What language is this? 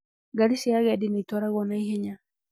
Kikuyu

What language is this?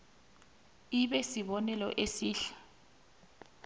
South Ndebele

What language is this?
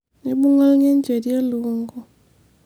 Masai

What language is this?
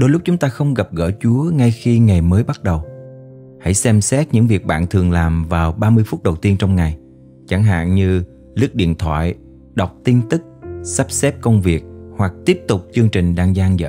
Vietnamese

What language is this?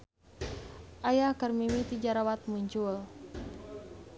Sundanese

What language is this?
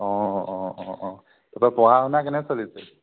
Assamese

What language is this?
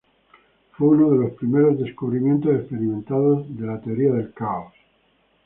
Spanish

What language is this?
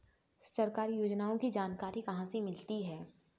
Hindi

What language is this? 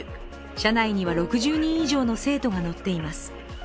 Japanese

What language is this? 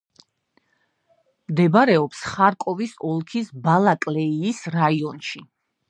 Georgian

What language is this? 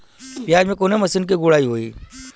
Bhojpuri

